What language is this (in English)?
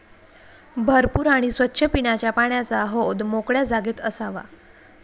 Marathi